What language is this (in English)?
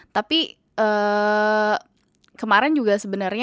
Indonesian